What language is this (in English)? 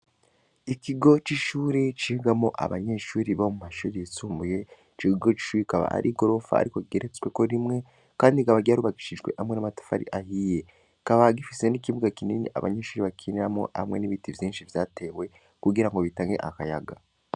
Rundi